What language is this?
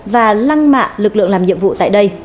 Vietnamese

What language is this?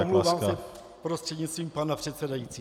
Czech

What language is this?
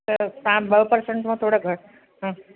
Sindhi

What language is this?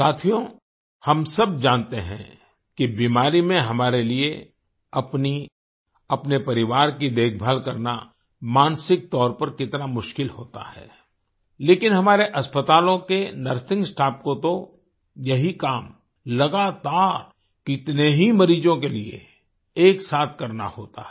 Hindi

